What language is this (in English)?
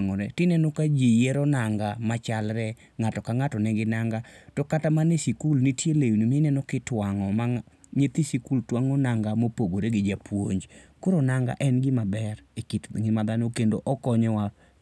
Luo (Kenya and Tanzania)